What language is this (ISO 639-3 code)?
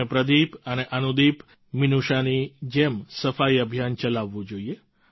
guj